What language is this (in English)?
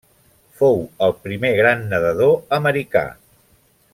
Catalan